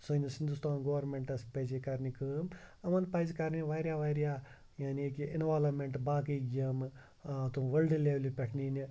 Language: Kashmiri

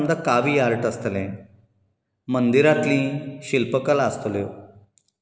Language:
Konkani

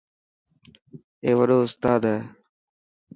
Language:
Dhatki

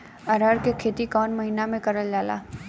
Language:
Bhojpuri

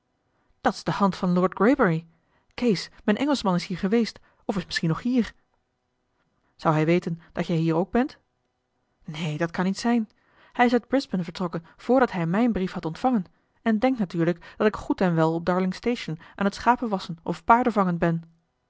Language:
Dutch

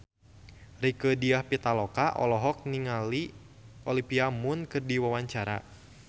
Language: Sundanese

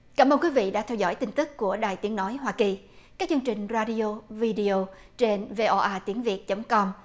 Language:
Vietnamese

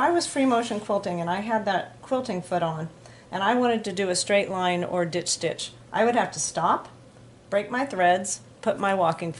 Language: English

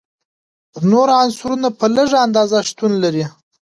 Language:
Pashto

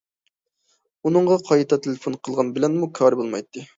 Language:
Uyghur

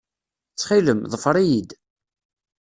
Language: Kabyle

